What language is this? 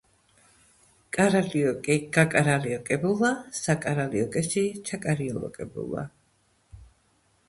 Georgian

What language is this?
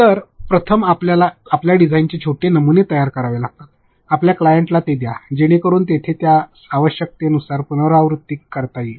Marathi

